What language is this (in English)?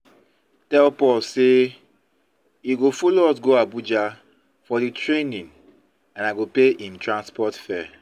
Nigerian Pidgin